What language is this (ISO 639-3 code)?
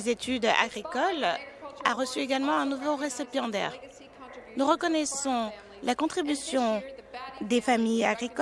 fra